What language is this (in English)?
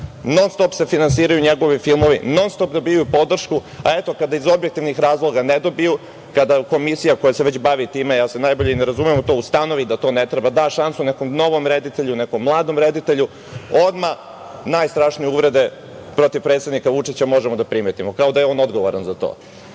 Serbian